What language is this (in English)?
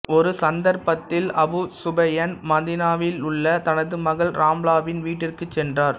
Tamil